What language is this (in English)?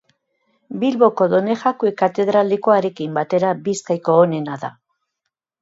Basque